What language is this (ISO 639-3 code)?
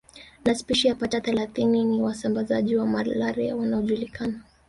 swa